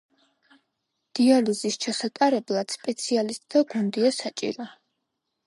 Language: Georgian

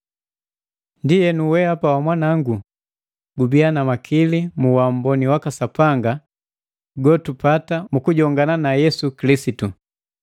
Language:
Matengo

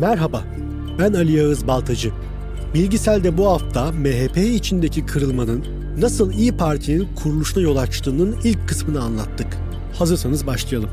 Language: Turkish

